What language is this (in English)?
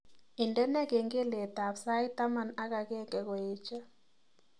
Kalenjin